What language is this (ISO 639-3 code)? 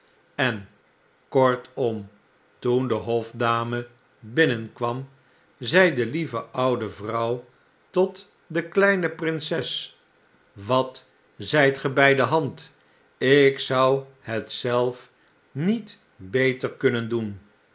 nld